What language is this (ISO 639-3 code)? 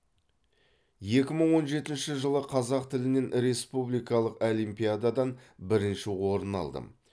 kaz